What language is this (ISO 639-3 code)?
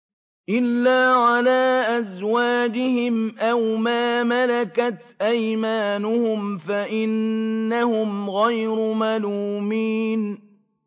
ara